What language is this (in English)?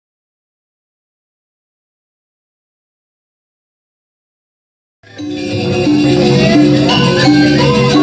Spanish